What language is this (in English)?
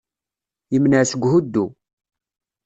Kabyle